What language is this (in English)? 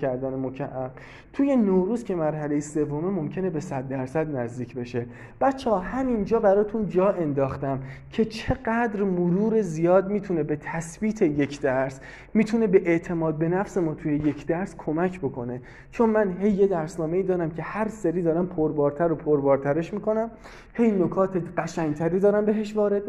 Persian